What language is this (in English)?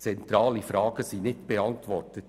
Swiss German